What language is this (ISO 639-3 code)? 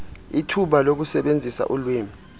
xho